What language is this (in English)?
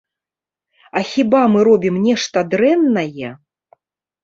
Belarusian